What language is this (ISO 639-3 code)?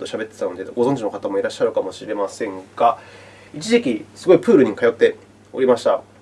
jpn